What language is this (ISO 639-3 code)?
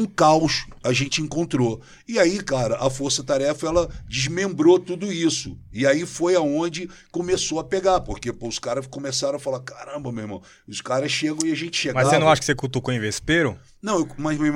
por